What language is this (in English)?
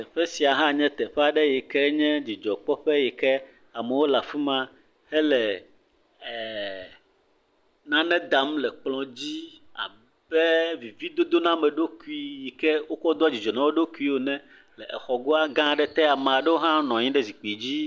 Ewe